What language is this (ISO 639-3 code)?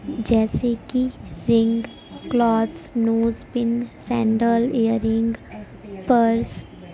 urd